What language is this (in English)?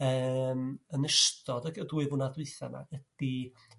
Welsh